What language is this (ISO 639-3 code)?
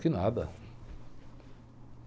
por